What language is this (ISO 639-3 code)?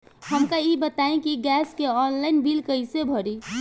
bho